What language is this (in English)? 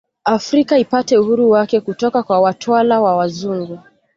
Swahili